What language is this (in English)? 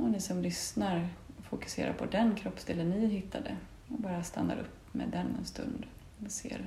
Swedish